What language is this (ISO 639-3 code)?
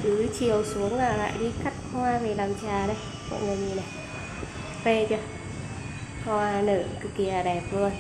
vie